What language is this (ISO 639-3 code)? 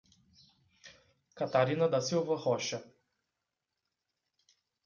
por